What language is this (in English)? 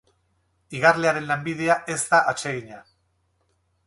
Basque